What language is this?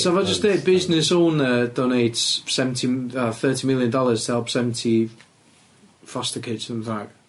Welsh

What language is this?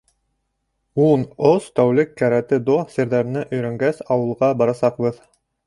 Bashkir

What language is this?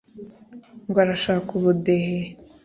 Kinyarwanda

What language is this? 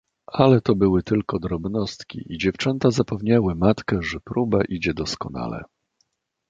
Polish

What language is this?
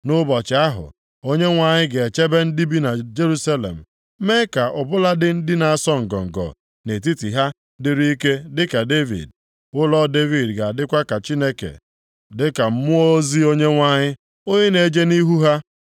Igbo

